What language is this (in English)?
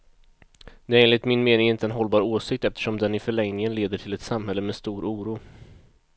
Swedish